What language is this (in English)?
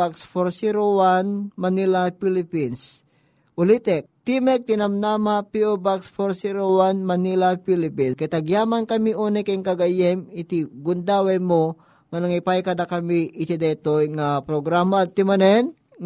Filipino